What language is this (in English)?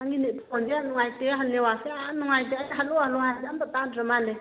Manipuri